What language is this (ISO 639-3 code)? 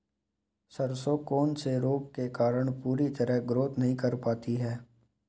hin